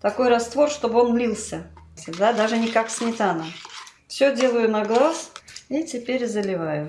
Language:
Russian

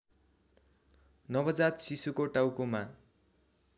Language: Nepali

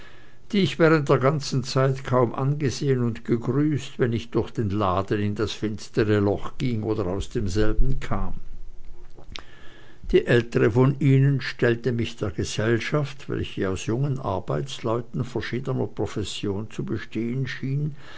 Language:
German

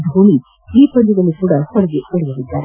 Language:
Kannada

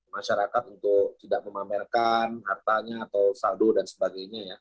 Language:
Indonesian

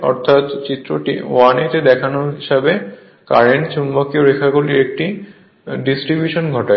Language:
Bangla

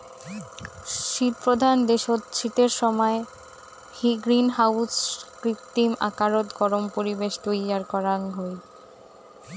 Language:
Bangla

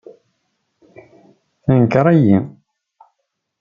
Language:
Kabyle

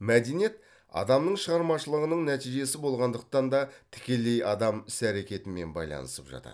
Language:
Kazakh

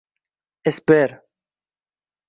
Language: Uzbek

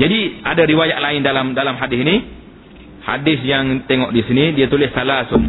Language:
Malay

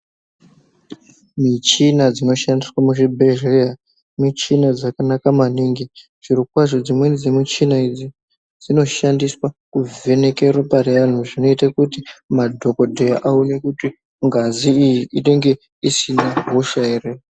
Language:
Ndau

